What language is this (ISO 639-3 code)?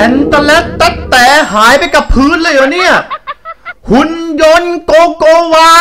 tha